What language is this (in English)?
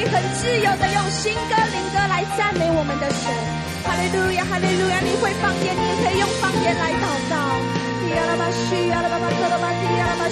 Chinese